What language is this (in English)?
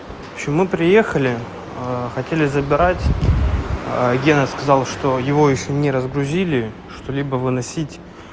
Russian